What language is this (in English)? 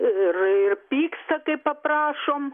Lithuanian